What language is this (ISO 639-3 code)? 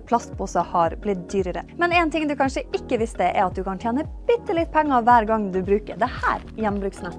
nor